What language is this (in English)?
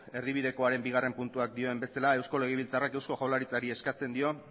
Basque